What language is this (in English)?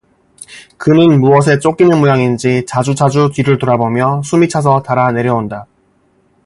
Korean